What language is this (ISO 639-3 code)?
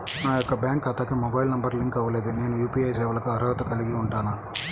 tel